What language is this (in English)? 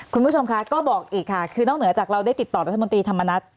Thai